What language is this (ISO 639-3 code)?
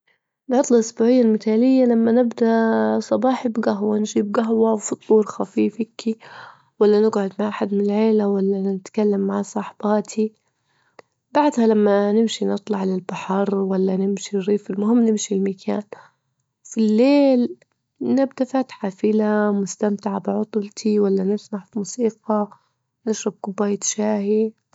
ayl